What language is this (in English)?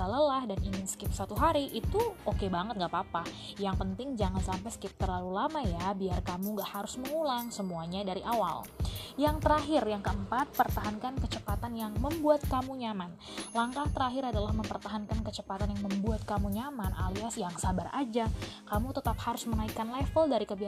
Indonesian